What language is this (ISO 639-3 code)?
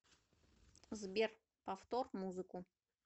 rus